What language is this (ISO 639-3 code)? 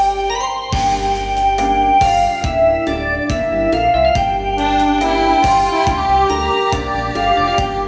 tha